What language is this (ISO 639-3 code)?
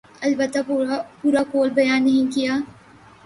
urd